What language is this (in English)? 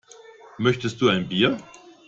German